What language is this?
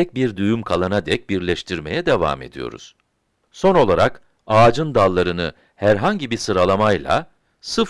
Turkish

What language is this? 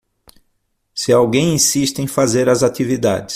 Portuguese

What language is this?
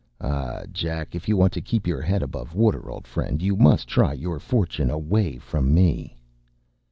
English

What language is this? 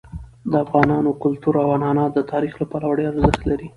Pashto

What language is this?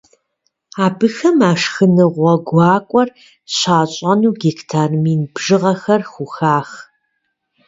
Kabardian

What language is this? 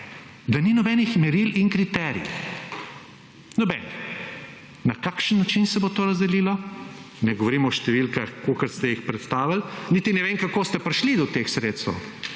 Slovenian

